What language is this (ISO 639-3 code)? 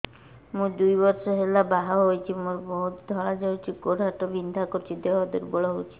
ori